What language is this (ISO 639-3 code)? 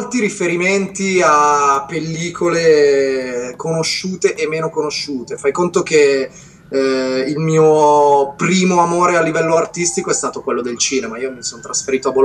ita